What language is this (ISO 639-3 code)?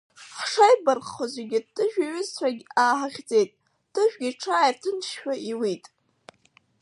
abk